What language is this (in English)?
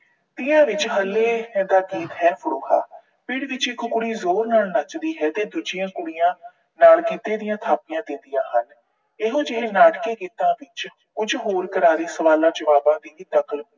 Punjabi